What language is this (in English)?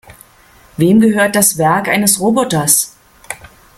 German